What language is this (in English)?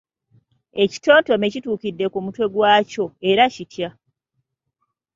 Ganda